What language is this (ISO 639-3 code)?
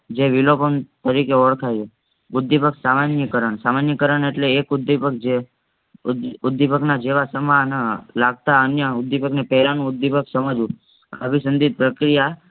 guj